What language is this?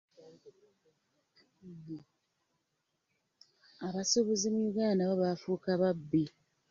Ganda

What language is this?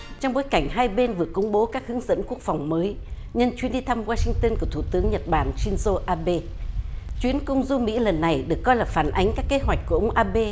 Vietnamese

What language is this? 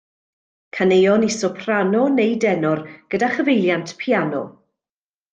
Welsh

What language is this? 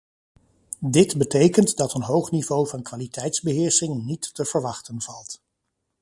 Dutch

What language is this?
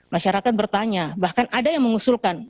Indonesian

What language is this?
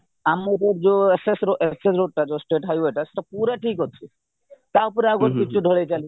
Odia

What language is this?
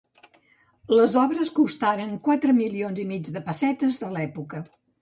Catalan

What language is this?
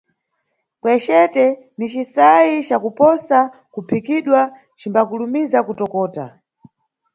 Nyungwe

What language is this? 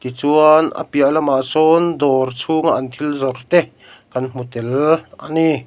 Mizo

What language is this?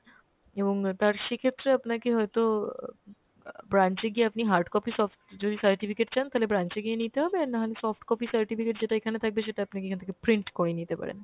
Bangla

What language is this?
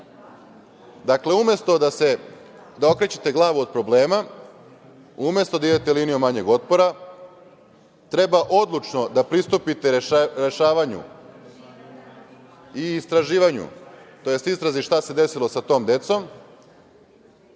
Serbian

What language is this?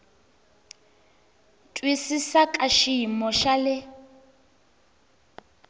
Tsonga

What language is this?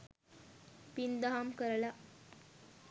Sinhala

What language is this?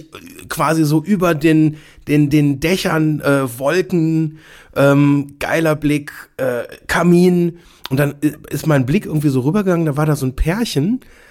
German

